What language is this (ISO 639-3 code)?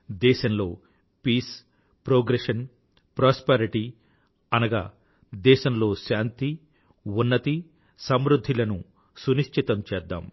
tel